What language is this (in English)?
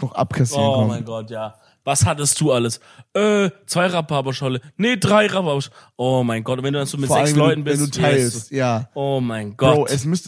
German